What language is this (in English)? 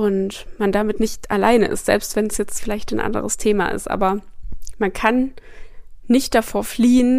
German